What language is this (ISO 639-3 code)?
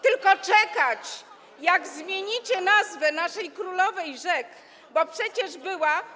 pol